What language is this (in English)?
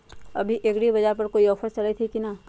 Magahi